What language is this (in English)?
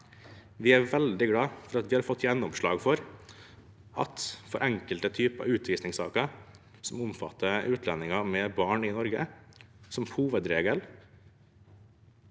Norwegian